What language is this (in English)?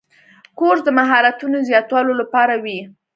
Pashto